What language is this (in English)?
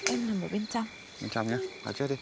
Vietnamese